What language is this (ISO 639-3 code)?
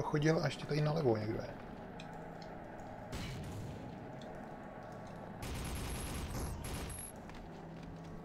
ces